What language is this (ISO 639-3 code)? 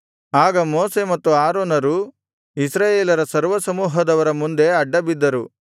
kan